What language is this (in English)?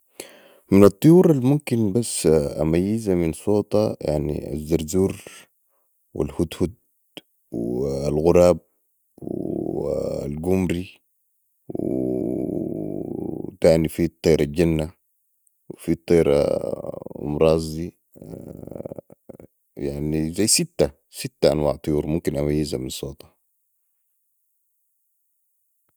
Sudanese Arabic